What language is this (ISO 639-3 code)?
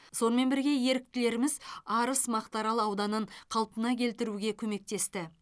kaz